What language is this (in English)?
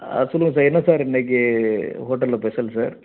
Tamil